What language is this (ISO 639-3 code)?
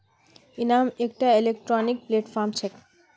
mag